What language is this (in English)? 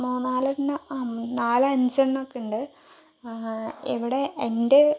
Malayalam